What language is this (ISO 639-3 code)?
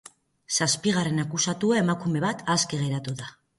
eus